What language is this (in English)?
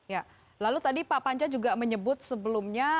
Indonesian